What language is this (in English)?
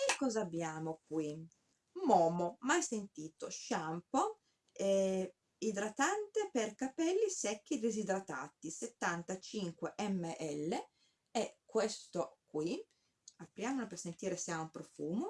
Italian